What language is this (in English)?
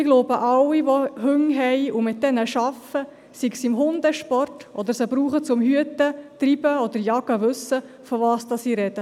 Swiss German